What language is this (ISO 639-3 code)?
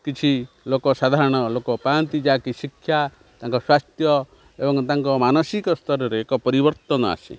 ori